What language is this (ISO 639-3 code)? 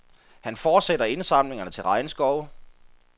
dan